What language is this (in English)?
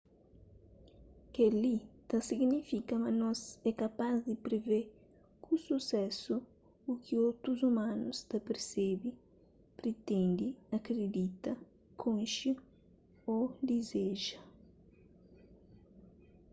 Kabuverdianu